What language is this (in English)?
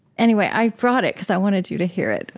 English